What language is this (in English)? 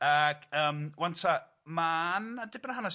Welsh